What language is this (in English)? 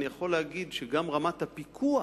Hebrew